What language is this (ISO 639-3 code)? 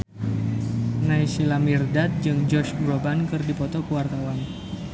sun